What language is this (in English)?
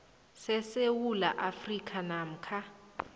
South Ndebele